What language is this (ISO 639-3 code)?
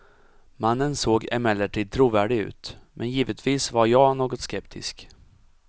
swe